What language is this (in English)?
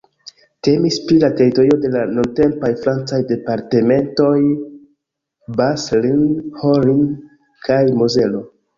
Esperanto